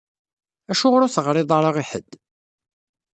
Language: Kabyle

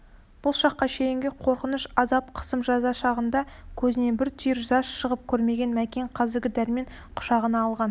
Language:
Kazakh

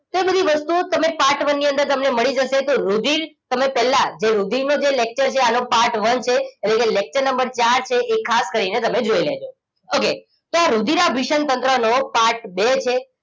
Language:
Gujarati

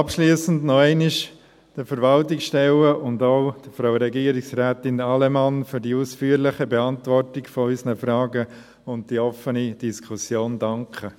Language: Swiss German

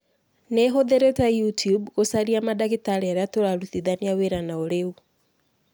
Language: Kikuyu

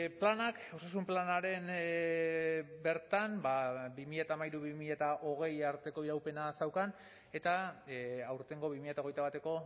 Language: Basque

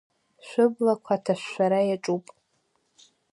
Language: Abkhazian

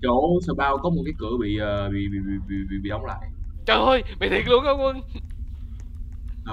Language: Vietnamese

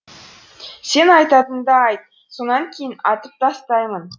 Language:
Kazakh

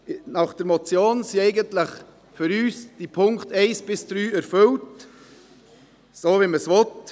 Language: Swiss German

